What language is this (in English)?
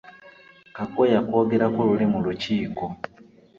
Ganda